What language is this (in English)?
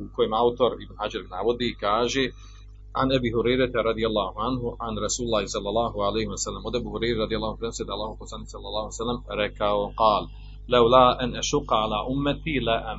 Croatian